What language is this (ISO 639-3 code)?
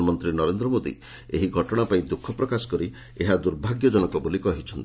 ori